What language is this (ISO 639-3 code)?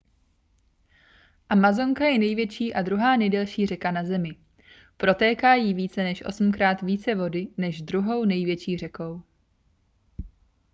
ces